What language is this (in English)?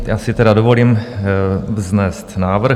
Czech